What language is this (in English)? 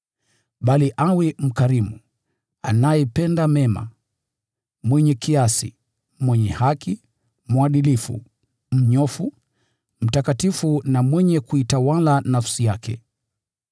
Swahili